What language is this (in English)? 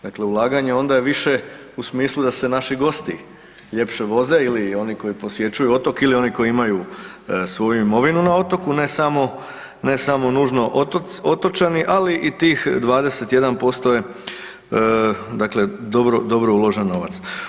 Croatian